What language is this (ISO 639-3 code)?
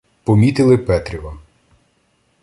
ukr